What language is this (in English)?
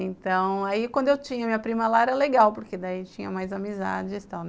Portuguese